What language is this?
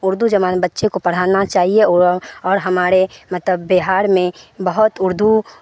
Urdu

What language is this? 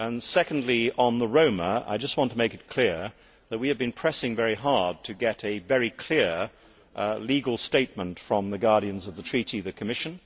English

